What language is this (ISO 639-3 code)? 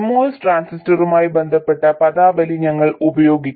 mal